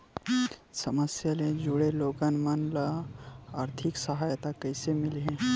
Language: Chhattisgarhi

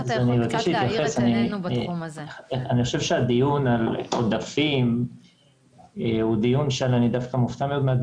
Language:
Hebrew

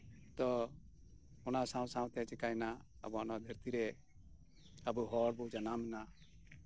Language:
Santali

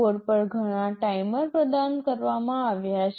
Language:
Gujarati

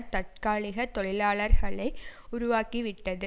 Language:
Tamil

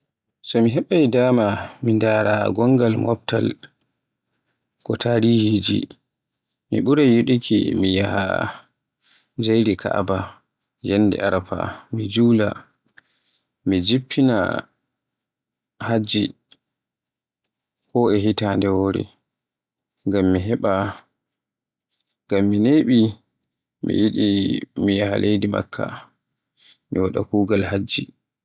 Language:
Borgu Fulfulde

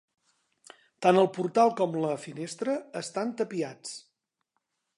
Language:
Catalan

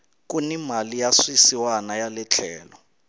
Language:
Tsonga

